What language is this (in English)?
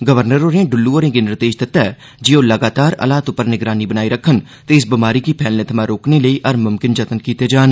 Dogri